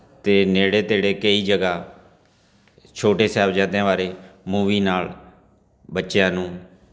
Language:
Punjabi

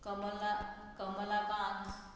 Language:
Konkani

